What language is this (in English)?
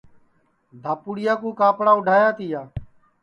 Sansi